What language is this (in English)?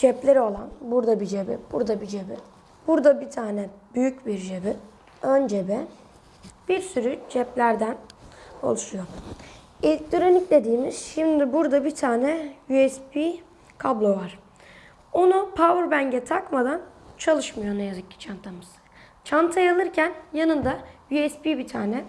Turkish